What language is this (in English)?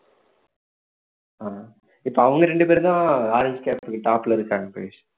Tamil